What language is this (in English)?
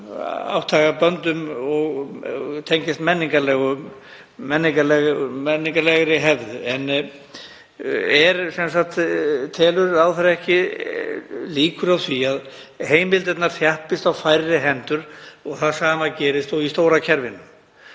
Icelandic